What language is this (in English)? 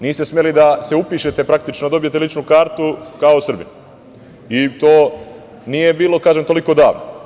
Serbian